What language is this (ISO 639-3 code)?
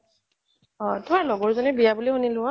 asm